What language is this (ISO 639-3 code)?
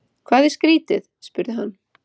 isl